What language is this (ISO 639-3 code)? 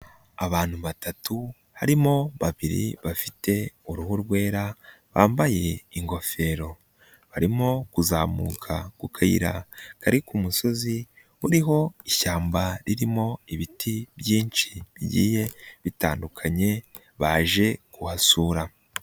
kin